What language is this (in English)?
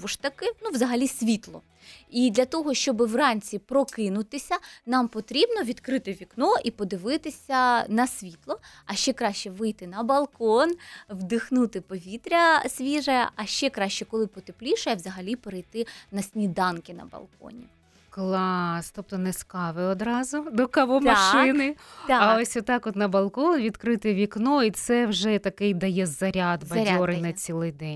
Ukrainian